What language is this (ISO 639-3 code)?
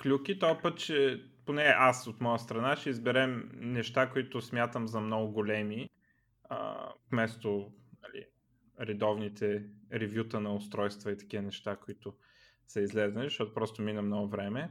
bul